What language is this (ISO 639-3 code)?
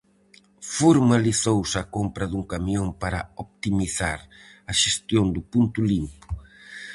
glg